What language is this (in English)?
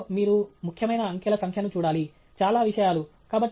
Telugu